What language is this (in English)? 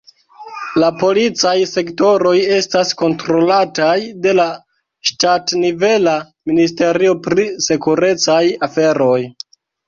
Esperanto